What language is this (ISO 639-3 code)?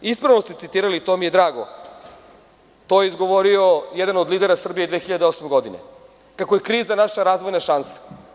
srp